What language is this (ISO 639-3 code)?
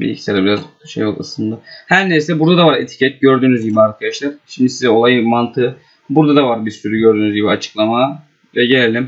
tur